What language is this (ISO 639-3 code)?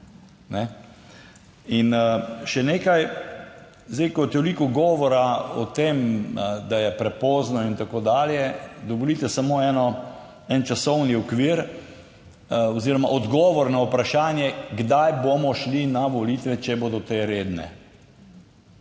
slv